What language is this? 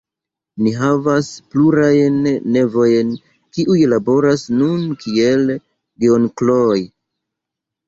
Esperanto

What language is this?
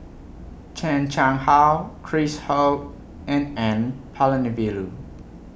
English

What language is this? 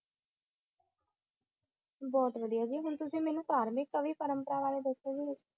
Punjabi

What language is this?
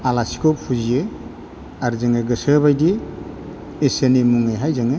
Bodo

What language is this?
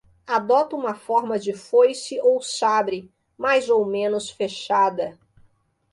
Portuguese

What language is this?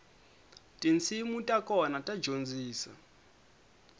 Tsonga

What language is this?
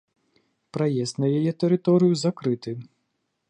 Belarusian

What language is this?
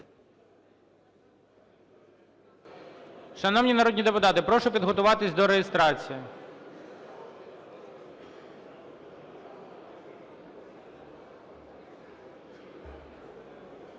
Ukrainian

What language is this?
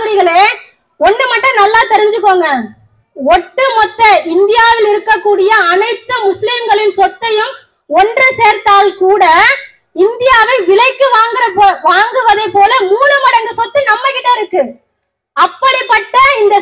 Tamil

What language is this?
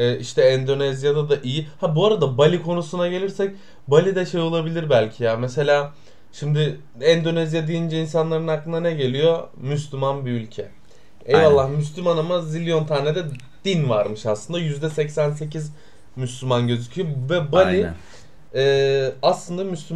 Turkish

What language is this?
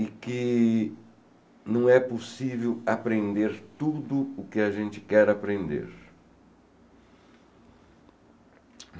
Portuguese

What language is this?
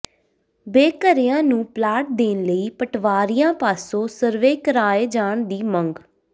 Punjabi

